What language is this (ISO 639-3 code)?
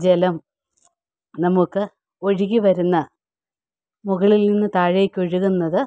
mal